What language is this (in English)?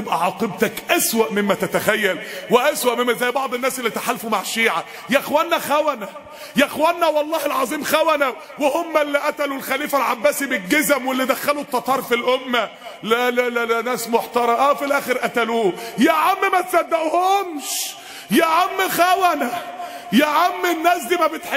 Arabic